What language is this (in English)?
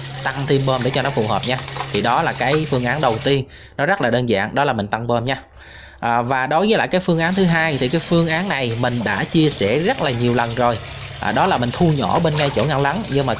Vietnamese